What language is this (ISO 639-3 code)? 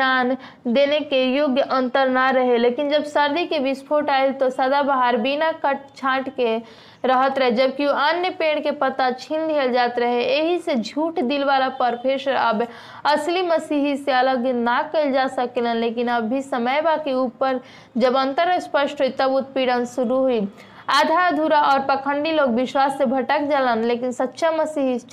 hin